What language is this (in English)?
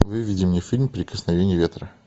Russian